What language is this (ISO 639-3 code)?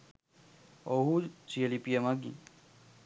sin